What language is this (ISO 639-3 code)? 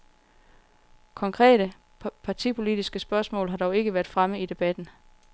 dan